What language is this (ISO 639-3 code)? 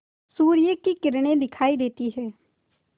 hin